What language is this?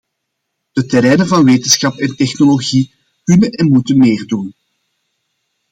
Dutch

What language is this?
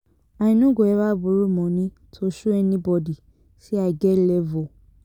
Nigerian Pidgin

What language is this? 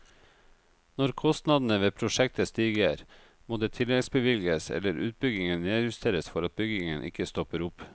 Norwegian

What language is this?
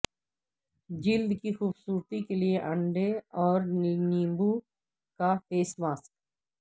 Urdu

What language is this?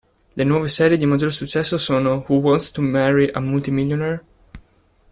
Italian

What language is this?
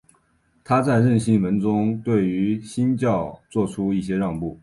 Chinese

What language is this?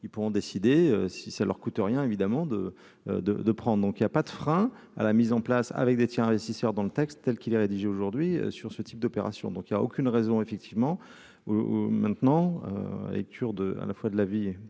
French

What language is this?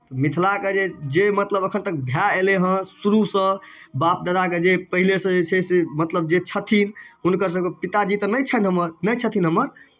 Maithili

